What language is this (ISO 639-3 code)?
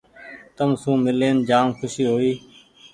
gig